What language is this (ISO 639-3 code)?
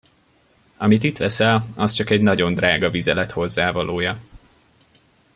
hun